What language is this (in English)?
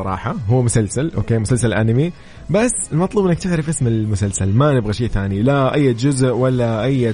Arabic